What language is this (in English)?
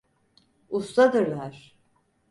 Turkish